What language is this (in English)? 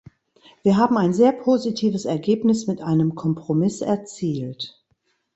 German